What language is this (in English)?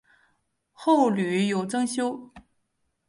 Chinese